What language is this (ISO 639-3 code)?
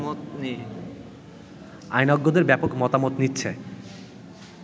ben